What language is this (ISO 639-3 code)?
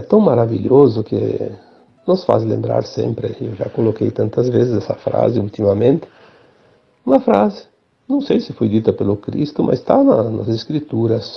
por